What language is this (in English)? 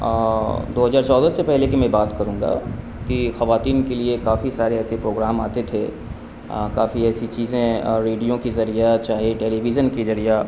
Urdu